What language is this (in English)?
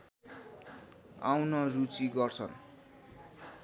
Nepali